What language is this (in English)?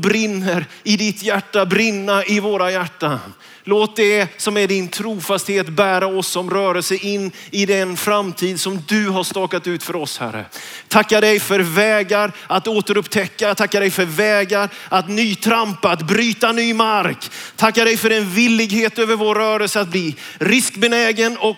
Swedish